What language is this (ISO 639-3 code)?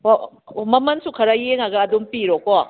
mni